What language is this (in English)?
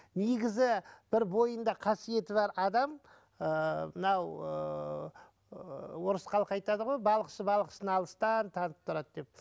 Kazakh